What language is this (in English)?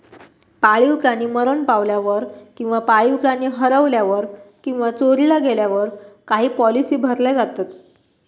Marathi